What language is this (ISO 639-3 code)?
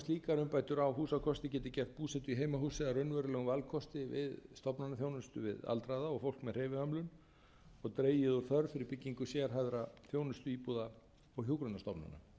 isl